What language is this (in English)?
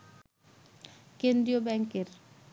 Bangla